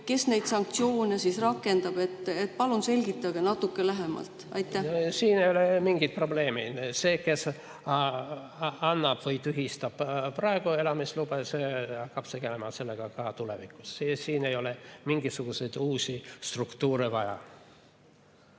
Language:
Estonian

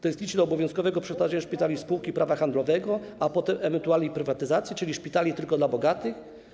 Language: Polish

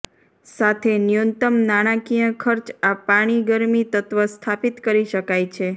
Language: Gujarati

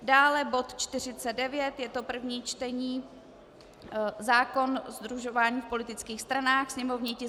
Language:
Czech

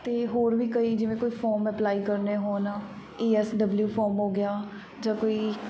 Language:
Punjabi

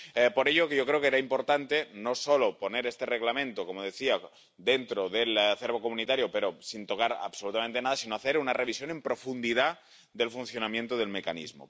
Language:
Spanish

